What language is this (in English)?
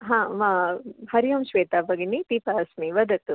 Sanskrit